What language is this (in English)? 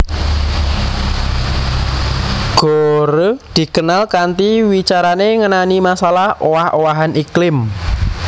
Javanese